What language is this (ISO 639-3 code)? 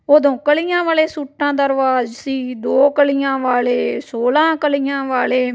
pan